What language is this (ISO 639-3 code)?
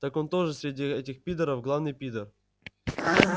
rus